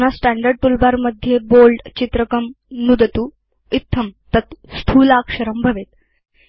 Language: Sanskrit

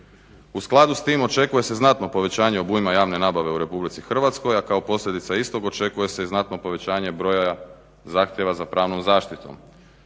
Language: Croatian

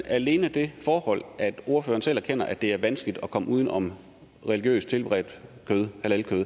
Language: Danish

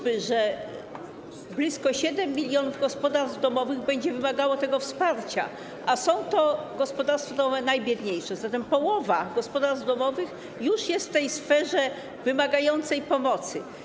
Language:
Polish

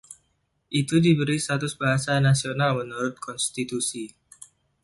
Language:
Indonesian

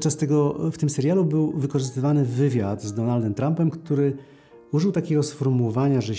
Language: Polish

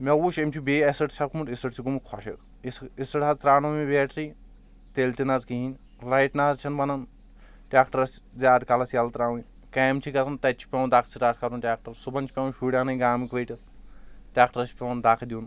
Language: Kashmiri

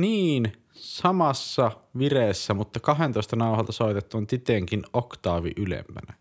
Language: Finnish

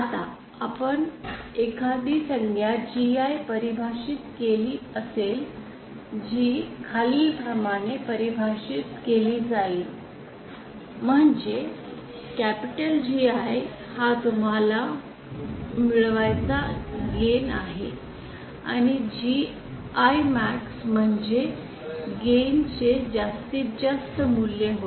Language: Marathi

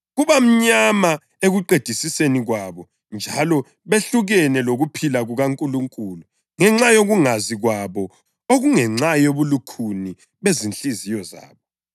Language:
North Ndebele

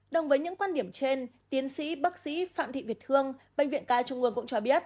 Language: Vietnamese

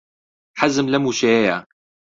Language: Central Kurdish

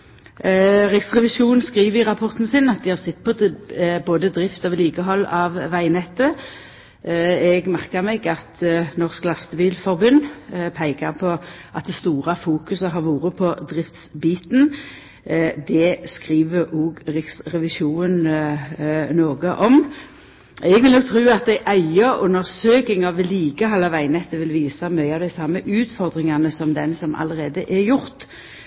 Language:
Norwegian Nynorsk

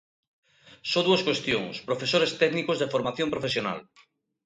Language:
Galician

